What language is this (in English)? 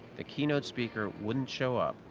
English